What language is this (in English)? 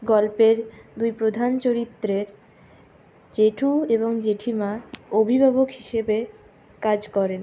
Bangla